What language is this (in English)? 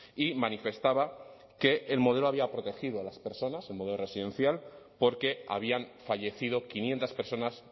Spanish